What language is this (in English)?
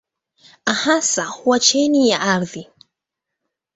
Swahili